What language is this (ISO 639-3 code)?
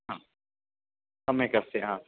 san